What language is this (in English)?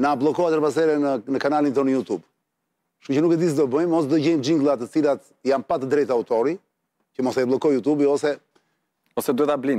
Romanian